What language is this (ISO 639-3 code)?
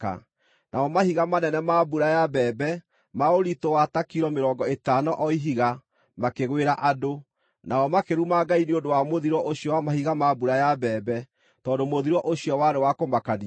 kik